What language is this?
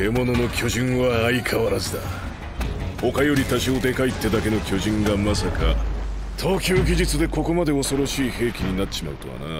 Japanese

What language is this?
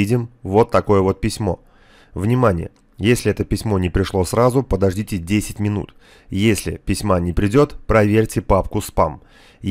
Russian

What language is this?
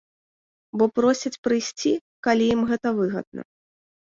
Belarusian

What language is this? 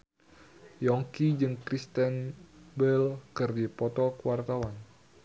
Sundanese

